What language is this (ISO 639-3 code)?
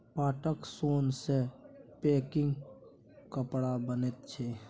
mai